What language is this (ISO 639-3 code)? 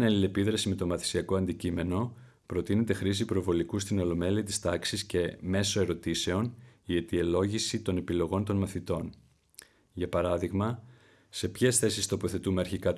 ell